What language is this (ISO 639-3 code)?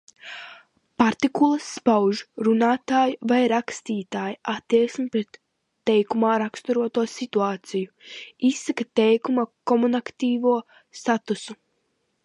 lav